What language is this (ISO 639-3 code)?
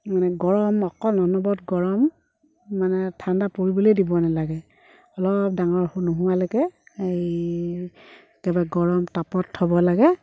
asm